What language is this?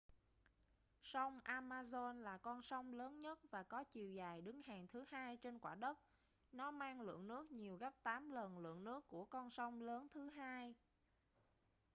Vietnamese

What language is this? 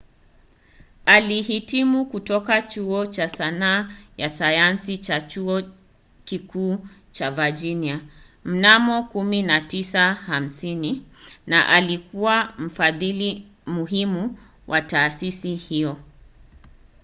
Swahili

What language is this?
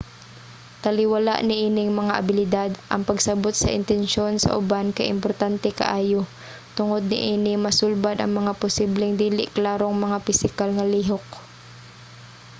Cebuano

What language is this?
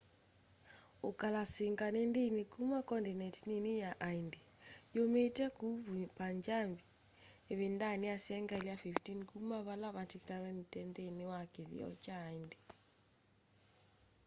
Kamba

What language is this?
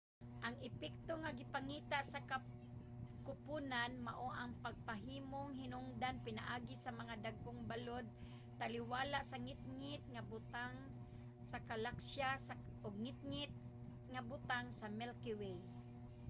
Cebuano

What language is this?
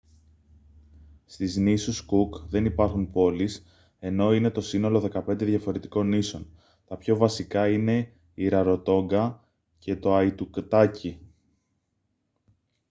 Greek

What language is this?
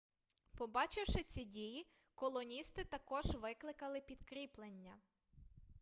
Ukrainian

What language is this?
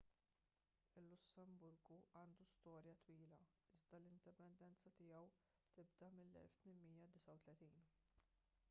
Maltese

